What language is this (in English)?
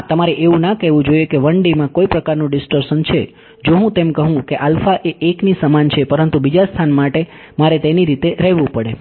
Gujarati